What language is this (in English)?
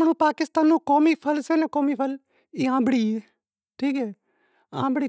Wadiyara Koli